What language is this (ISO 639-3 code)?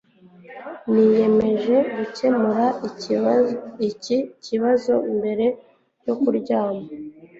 kin